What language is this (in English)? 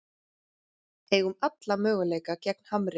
Icelandic